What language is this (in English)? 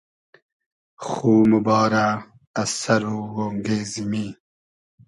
Hazaragi